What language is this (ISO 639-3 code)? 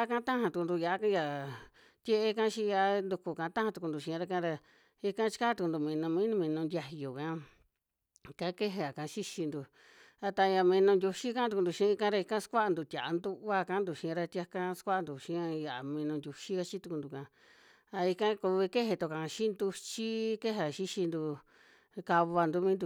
jmx